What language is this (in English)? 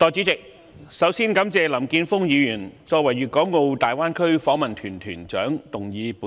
Cantonese